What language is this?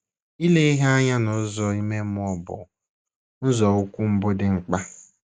Igbo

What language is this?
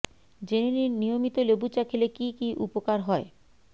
Bangla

